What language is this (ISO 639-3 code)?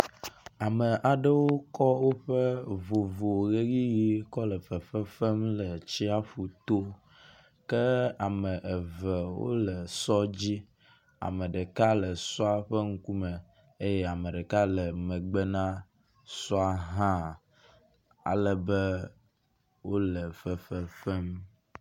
ewe